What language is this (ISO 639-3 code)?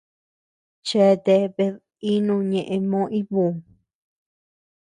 cux